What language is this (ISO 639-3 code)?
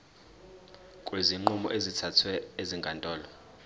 zul